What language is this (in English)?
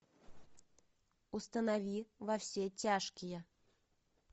Russian